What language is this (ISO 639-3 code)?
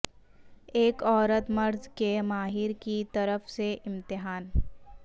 urd